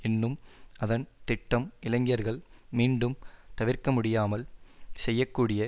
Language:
Tamil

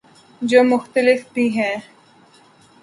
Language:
Urdu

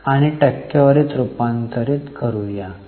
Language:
Marathi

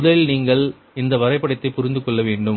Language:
Tamil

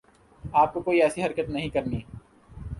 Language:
Urdu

